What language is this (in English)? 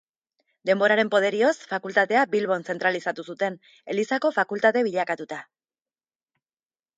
Basque